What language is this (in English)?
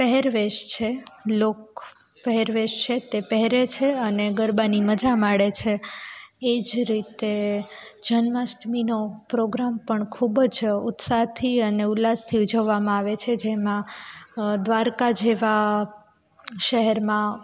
Gujarati